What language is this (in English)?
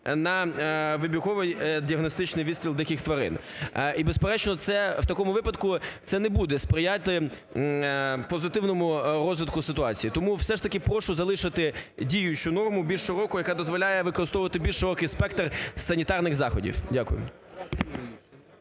Ukrainian